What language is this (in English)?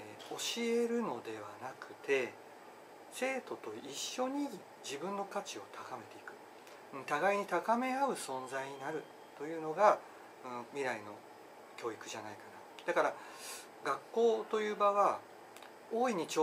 Japanese